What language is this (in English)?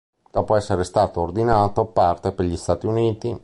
Italian